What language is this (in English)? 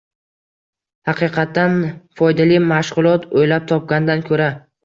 Uzbek